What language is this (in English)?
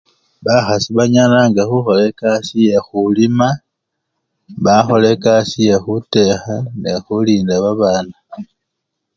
Luyia